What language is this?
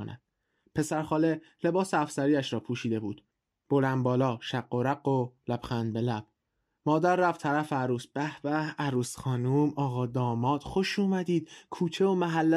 Persian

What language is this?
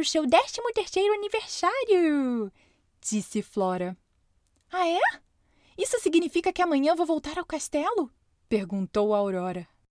Portuguese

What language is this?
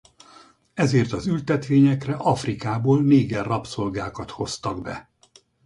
Hungarian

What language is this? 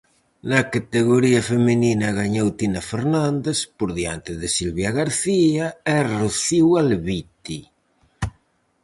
Galician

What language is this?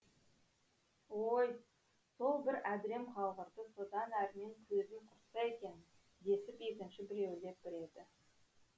Kazakh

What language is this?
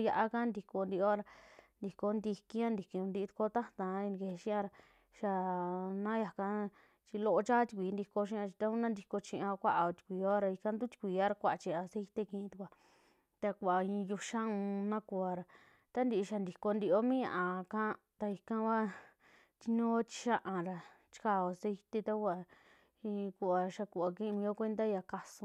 Western Juxtlahuaca Mixtec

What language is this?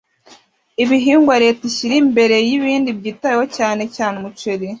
Kinyarwanda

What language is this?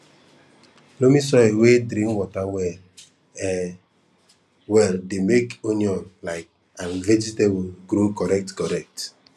Nigerian Pidgin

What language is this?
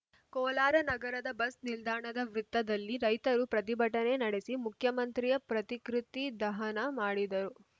Kannada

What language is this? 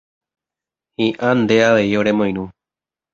Guarani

